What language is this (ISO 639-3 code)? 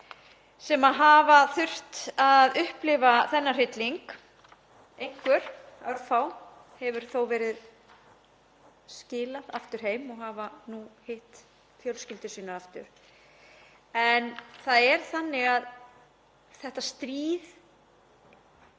isl